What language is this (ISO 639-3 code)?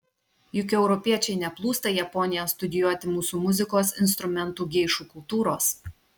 lit